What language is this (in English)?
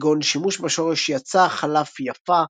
Hebrew